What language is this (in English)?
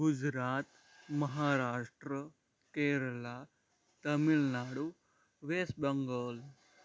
Gujarati